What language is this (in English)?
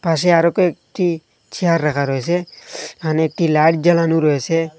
Bangla